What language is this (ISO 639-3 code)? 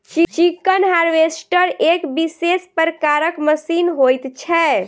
mai